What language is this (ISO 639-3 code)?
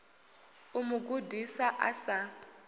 ven